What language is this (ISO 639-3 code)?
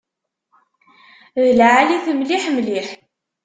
kab